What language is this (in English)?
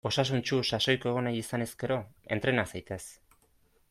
Basque